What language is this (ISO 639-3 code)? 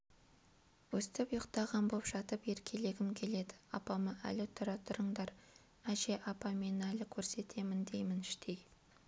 kaz